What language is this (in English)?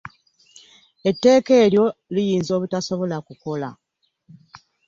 Ganda